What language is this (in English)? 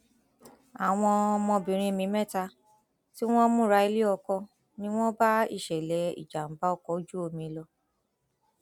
Yoruba